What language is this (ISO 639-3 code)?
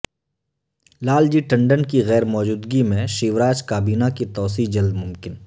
urd